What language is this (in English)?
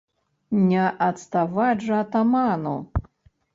Belarusian